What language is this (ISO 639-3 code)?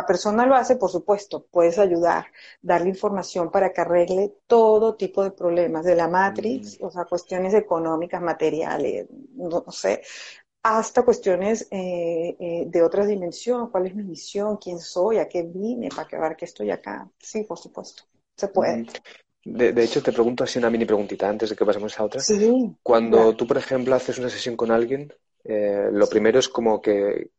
spa